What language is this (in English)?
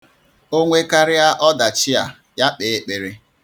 Igbo